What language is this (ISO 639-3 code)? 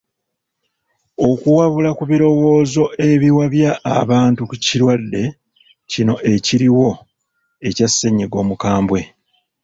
lug